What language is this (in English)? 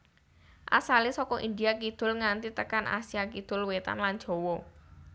Javanese